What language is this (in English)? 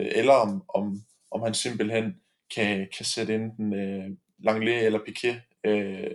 Danish